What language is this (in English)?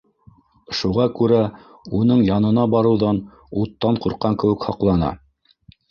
Bashkir